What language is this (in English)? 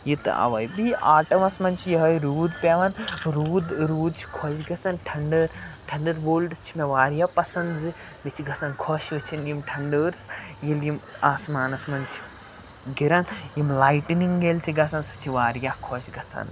Kashmiri